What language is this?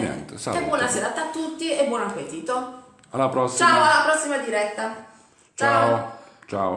Italian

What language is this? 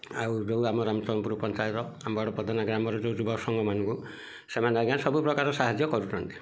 Odia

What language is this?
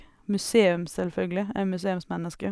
Norwegian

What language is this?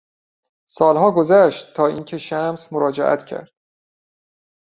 Persian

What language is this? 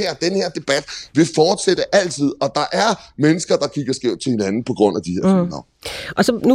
Danish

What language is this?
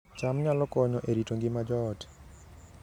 Luo (Kenya and Tanzania)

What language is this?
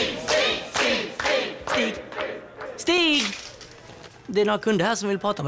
Swedish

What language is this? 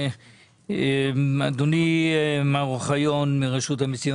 Hebrew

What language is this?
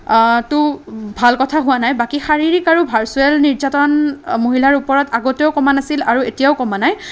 Assamese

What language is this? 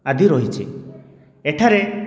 Odia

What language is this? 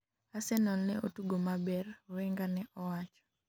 Luo (Kenya and Tanzania)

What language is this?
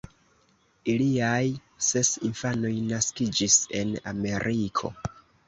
Esperanto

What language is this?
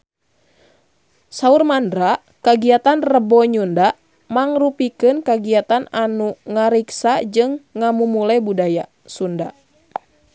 Sundanese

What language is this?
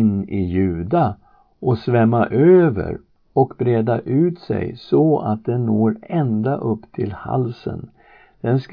Swedish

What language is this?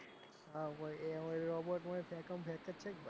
Gujarati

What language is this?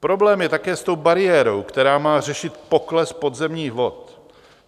Czech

